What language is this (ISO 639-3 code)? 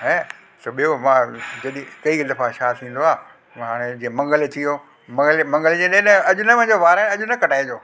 snd